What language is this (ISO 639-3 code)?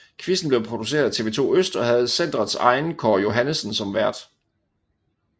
dan